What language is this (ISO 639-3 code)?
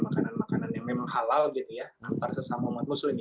ind